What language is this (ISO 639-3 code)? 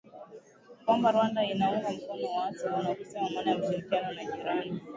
swa